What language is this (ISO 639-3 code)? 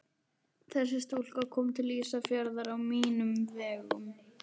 isl